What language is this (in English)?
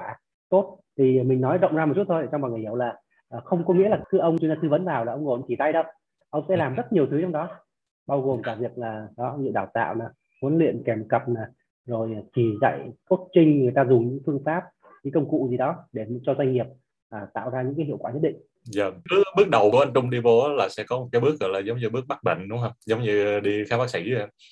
Vietnamese